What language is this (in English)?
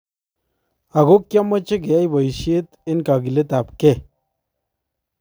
Kalenjin